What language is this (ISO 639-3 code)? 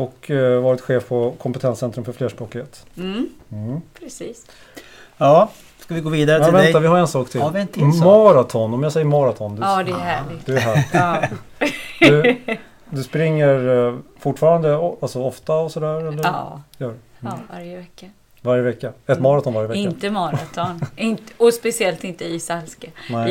swe